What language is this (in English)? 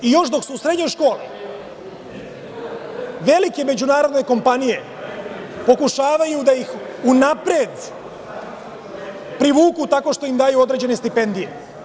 Serbian